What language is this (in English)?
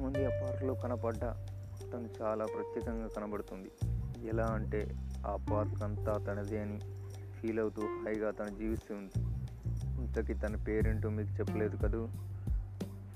Telugu